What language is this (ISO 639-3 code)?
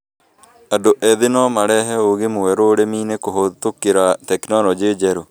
kik